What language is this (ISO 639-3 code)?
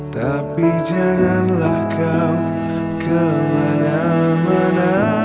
ind